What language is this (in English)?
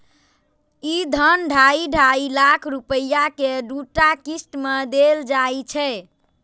Maithili